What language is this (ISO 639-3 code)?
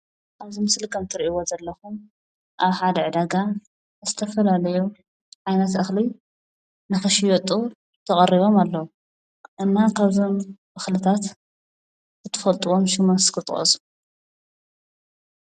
tir